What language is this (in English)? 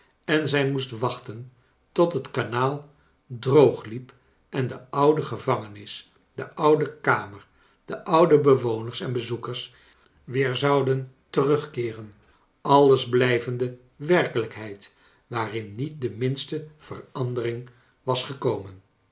Dutch